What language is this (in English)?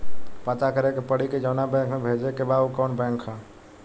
Bhojpuri